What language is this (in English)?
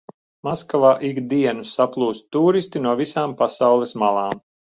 Latvian